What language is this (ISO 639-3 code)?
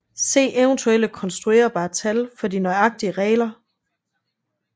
dan